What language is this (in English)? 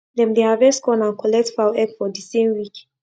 Nigerian Pidgin